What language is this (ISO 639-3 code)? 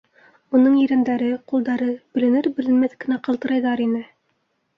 bak